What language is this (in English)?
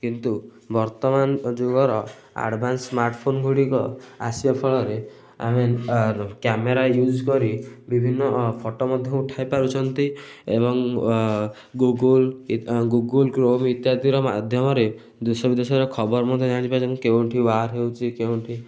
Odia